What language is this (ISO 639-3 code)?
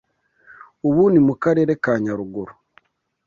kin